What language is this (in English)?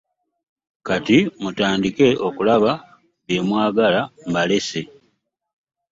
Ganda